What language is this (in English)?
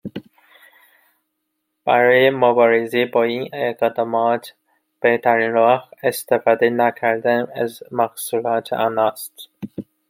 Persian